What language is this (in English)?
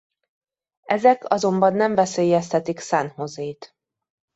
Hungarian